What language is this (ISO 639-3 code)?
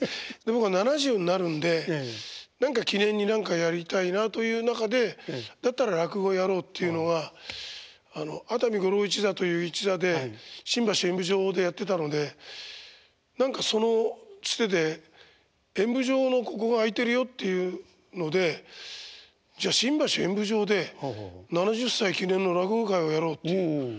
jpn